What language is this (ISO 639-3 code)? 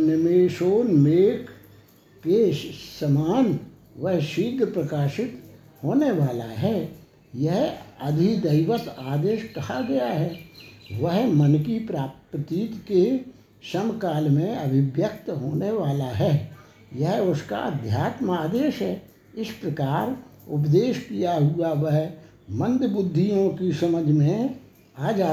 hin